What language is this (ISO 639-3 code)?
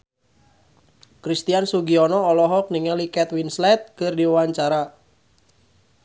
sun